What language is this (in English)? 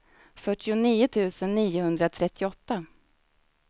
Swedish